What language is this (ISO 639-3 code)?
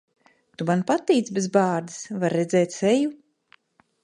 lav